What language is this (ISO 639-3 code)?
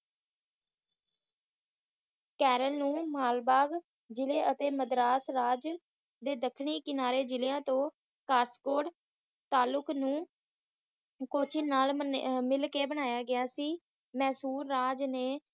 pan